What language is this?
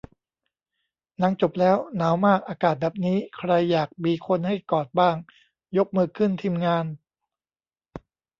Thai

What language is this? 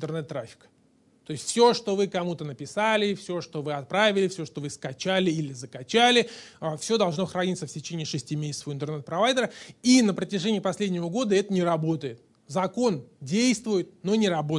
Russian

